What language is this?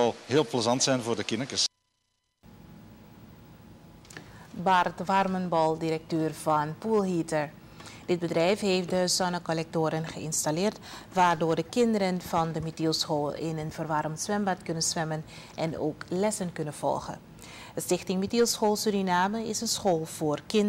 Dutch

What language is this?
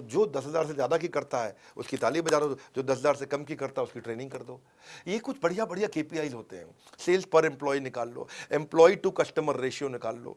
Hindi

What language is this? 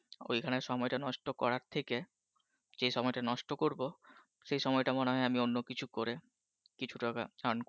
Bangla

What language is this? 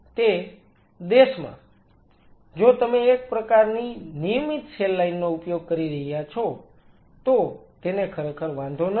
Gujarati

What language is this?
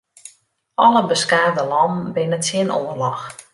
Western Frisian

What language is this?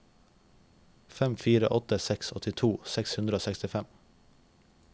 Norwegian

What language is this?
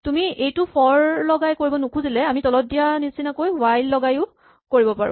Assamese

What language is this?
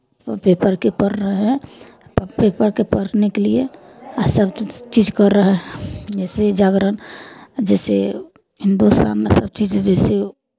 Maithili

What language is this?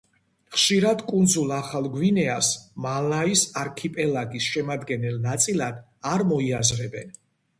Georgian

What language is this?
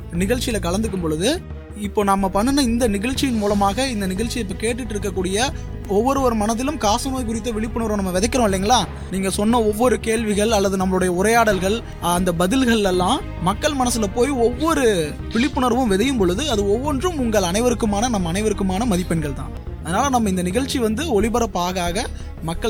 Tamil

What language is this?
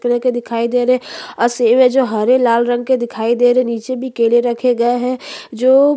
Hindi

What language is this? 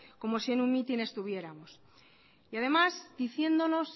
Spanish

